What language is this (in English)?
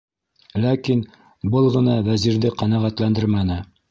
Bashkir